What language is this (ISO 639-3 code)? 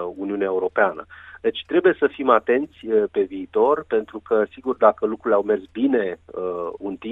ron